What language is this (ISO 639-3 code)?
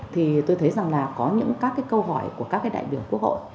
vie